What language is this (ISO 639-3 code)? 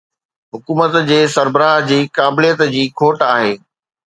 snd